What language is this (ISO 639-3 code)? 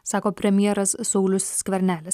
lit